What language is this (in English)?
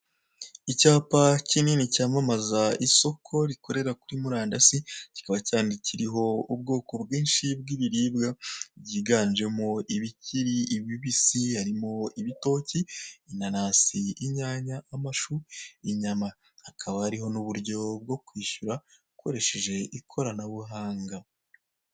Kinyarwanda